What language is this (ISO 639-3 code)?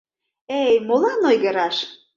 chm